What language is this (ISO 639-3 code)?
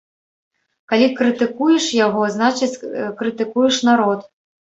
bel